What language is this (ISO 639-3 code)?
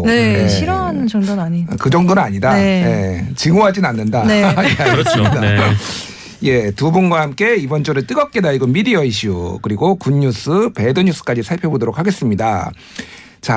kor